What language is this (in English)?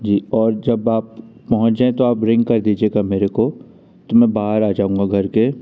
Hindi